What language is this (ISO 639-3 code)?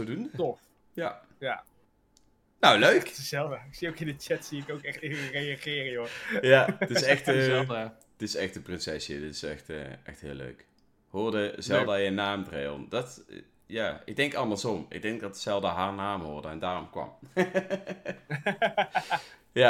nld